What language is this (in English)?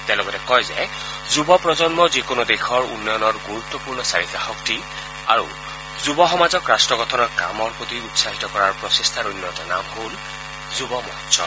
Assamese